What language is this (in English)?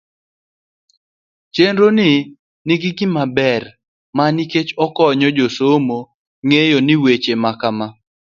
Luo (Kenya and Tanzania)